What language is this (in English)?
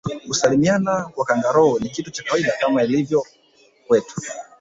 Swahili